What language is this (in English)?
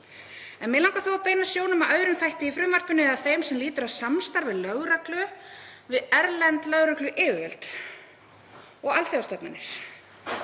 Icelandic